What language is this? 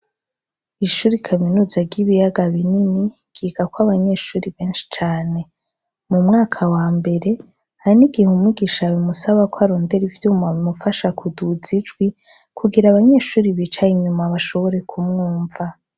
Rundi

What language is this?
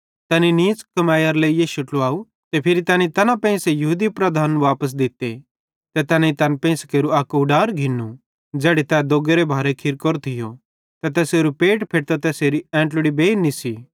Bhadrawahi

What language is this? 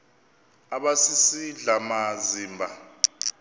Xhosa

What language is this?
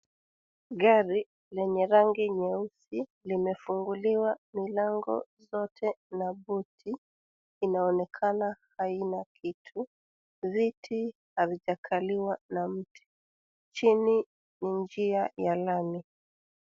Swahili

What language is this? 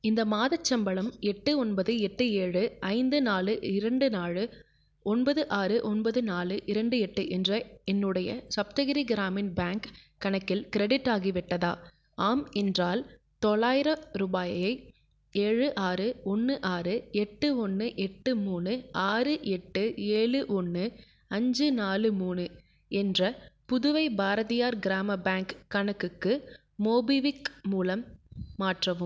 Tamil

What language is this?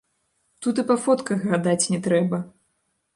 Belarusian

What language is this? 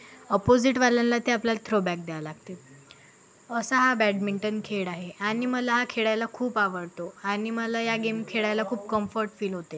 Marathi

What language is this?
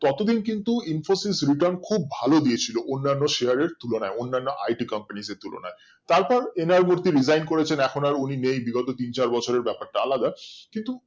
Bangla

